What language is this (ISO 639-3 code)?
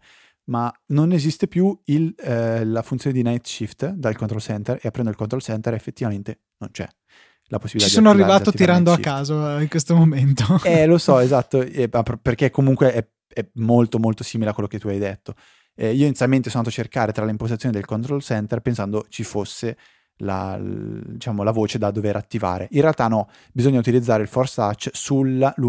ita